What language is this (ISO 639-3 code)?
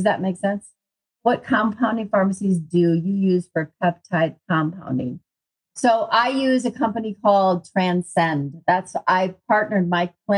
eng